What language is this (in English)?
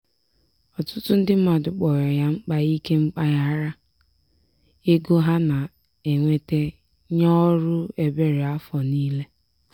Igbo